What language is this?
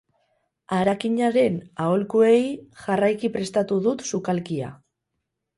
Basque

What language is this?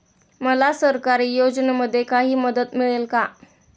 Marathi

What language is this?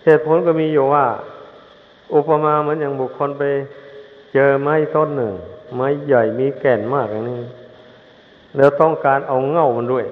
Thai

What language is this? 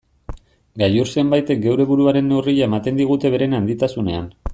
Basque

